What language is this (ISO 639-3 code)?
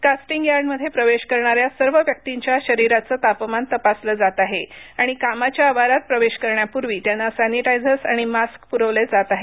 mar